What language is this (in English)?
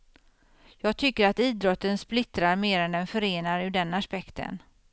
Swedish